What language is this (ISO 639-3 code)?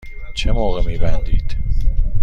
fas